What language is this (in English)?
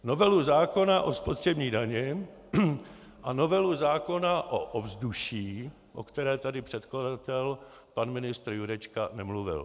Czech